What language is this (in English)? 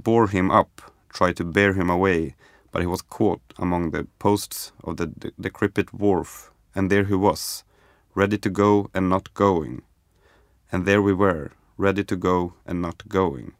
Swedish